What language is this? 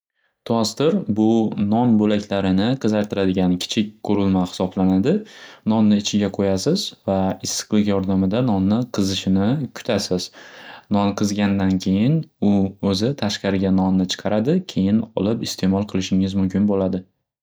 Uzbek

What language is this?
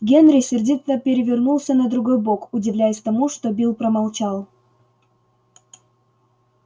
Russian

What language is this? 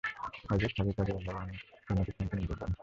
Bangla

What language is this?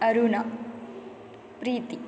Kannada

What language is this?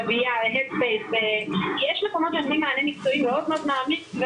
Hebrew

